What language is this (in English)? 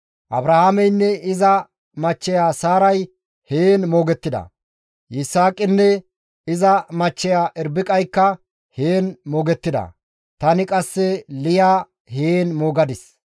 Gamo